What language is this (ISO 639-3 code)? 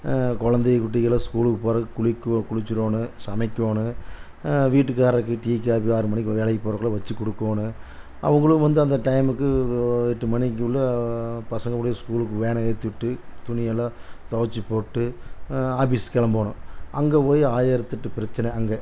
tam